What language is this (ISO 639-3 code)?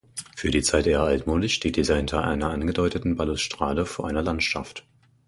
deu